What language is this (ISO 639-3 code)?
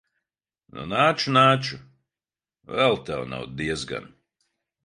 lav